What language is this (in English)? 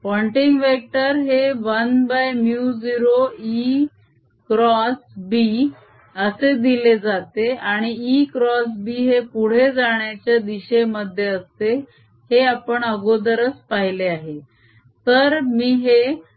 Marathi